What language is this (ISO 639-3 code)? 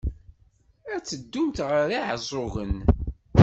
kab